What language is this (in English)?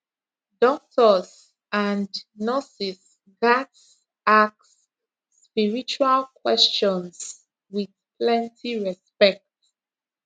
Nigerian Pidgin